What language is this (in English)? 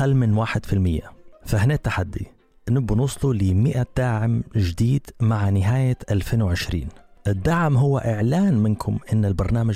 Arabic